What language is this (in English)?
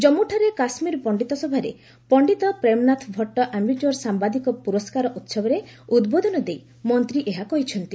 Odia